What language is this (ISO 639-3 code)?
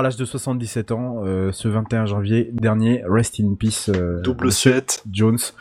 fra